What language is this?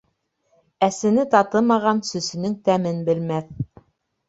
Bashkir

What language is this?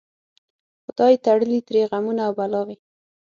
Pashto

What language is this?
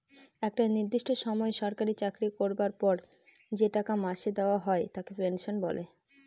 Bangla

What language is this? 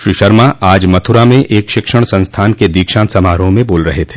Hindi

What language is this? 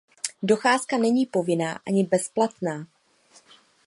Czech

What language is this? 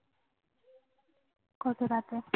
Bangla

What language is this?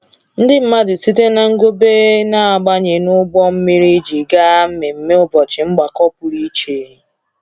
Igbo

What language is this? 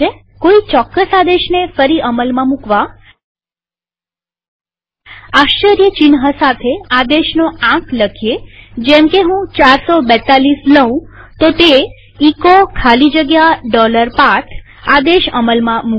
Gujarati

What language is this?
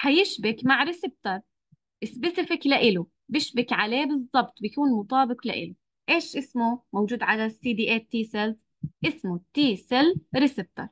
Arabic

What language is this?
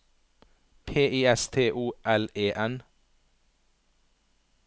Norwegian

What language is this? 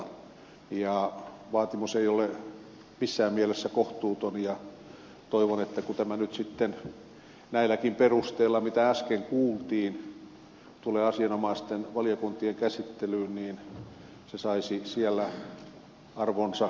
Finnish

